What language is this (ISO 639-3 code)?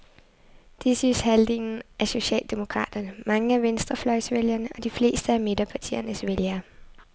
dan